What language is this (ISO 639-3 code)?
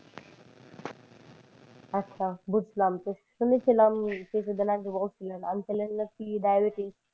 ben